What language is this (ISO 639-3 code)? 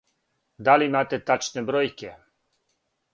srp